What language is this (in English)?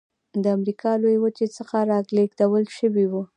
Pashto